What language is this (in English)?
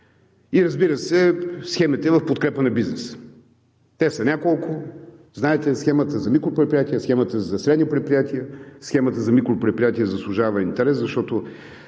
Bulgarian